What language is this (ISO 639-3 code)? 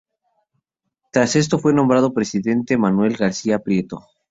spa